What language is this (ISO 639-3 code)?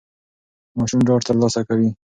pus